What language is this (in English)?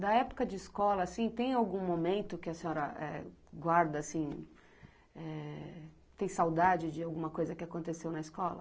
Portuguese